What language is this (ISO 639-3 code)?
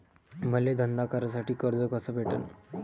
mar